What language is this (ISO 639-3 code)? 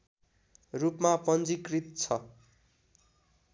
nep